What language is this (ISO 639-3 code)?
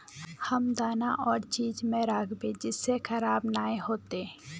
mag